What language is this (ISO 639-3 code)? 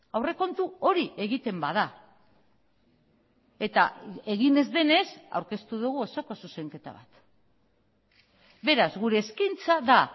eus